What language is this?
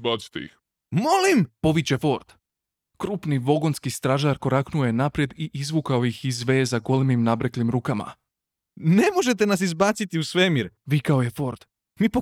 Croatian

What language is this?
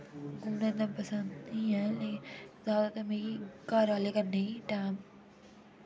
Dogri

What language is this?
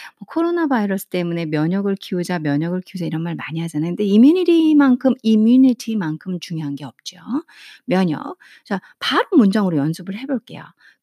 Korean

